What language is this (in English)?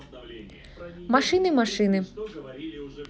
Russian